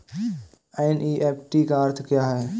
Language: Hindi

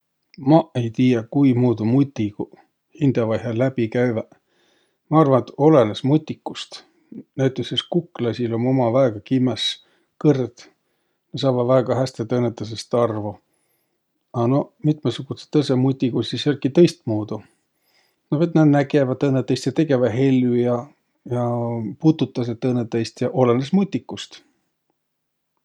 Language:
Võro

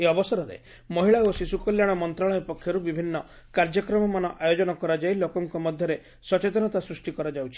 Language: Odia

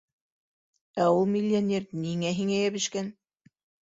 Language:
Bashkir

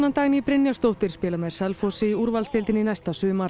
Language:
Icelandic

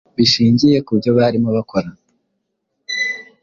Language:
Kinyarwanda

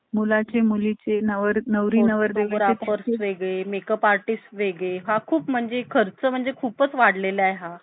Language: Marathi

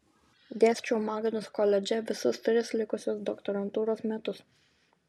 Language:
Lithuanian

